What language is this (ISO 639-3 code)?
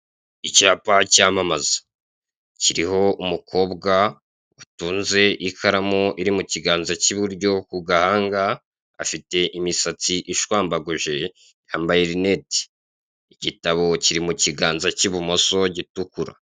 kin